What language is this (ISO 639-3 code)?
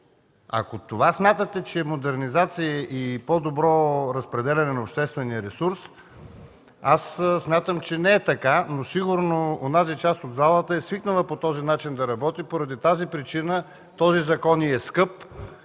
bul